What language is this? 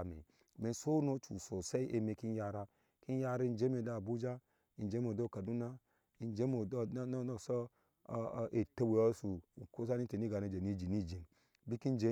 Ashe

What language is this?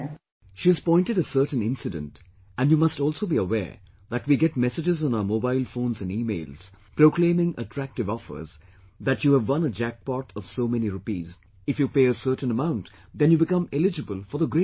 English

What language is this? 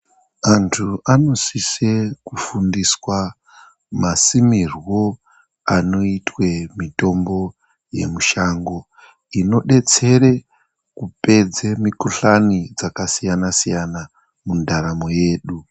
Ndau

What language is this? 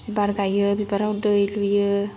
Bodo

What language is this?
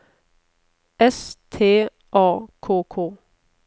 Norwegian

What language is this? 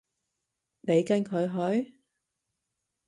Cantonese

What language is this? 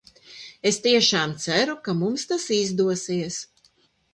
Latvian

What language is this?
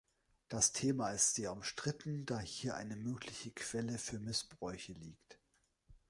German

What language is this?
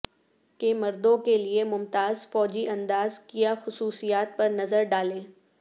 Urdu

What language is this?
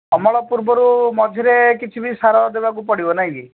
Odia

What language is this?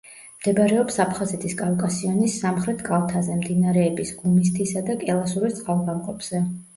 Georgian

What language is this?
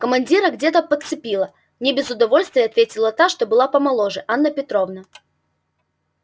Russian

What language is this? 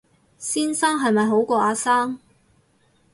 Cantonese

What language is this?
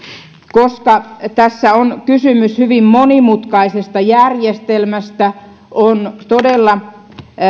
Finnish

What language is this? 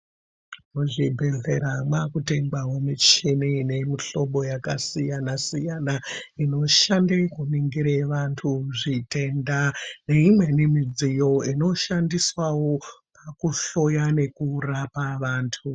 Ndau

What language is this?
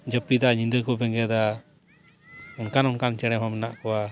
Santali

